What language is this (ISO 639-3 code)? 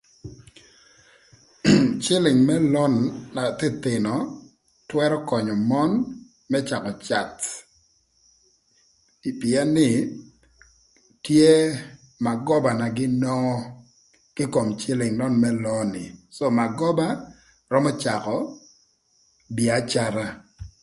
lth